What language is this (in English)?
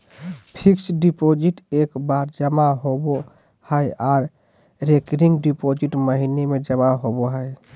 Magahi